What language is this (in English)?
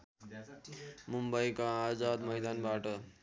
Nepali